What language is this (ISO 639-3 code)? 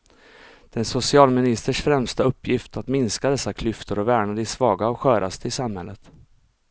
swe